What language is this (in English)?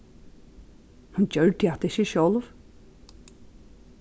Faroese